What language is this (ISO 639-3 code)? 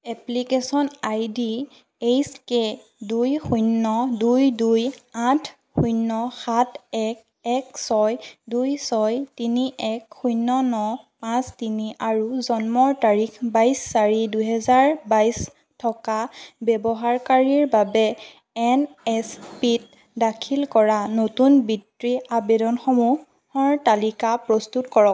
asm